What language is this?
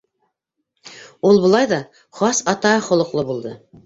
Bashkir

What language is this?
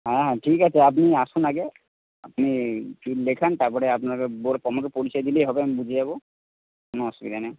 Bangla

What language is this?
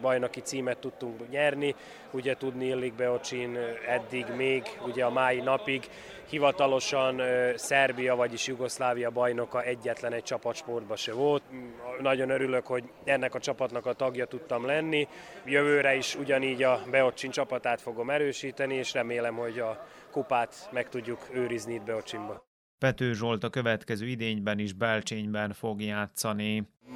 Hungarian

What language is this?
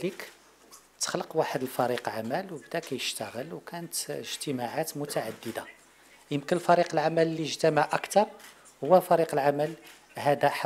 Arabic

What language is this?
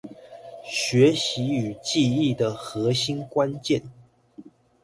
Chinese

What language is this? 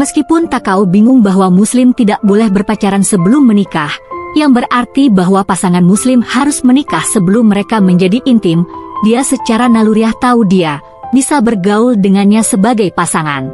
Indonesian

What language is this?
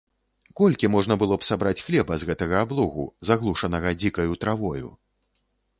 Belarusian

